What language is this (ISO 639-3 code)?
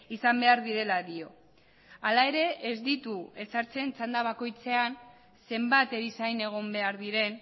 eus